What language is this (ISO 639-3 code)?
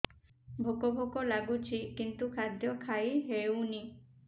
ori